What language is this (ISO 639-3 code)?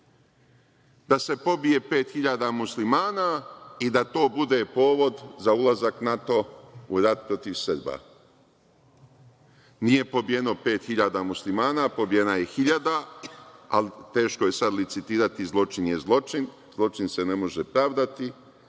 srp